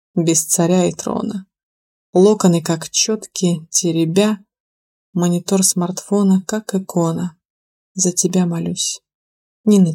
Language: Russian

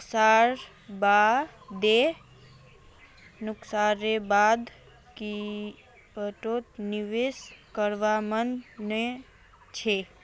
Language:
Magahi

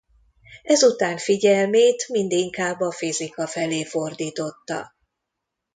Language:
Hungarian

